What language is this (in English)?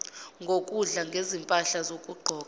Zulu